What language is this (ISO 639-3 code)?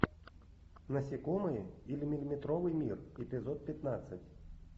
rus